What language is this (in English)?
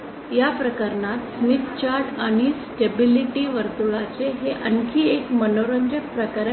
Marathi